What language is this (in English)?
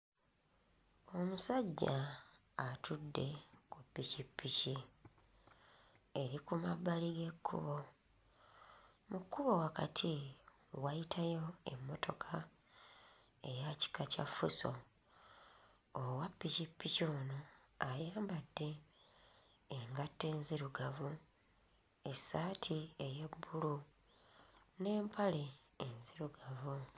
Ganda